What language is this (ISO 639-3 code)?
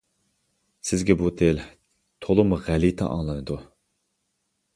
uig